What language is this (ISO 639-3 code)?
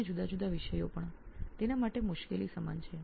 guj